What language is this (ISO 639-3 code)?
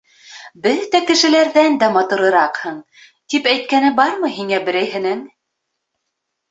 bak